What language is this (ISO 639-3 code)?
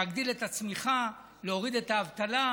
heb